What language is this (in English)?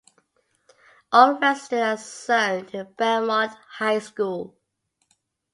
English